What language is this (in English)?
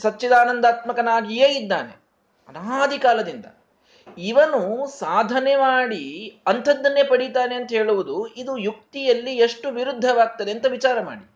Kannada